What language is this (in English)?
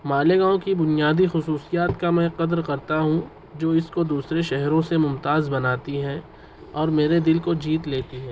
Urdu